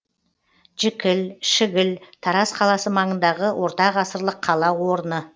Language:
Kazakh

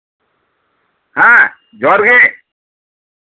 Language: Santali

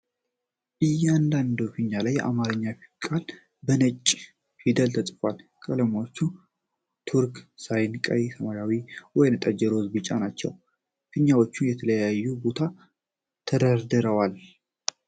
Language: Amharic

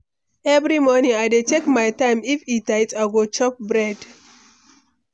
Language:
Nigerian Pidgin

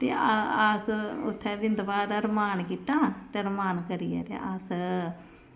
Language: Dogri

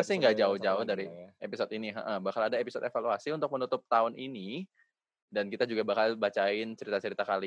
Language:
Indonesian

